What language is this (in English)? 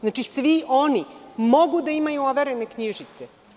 Serbian